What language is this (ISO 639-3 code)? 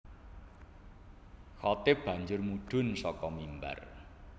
jav